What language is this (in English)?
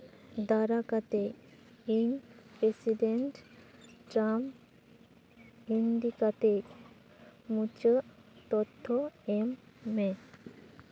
Santali